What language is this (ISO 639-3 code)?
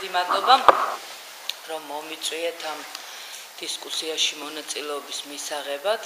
ron